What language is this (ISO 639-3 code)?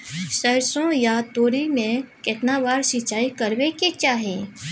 mai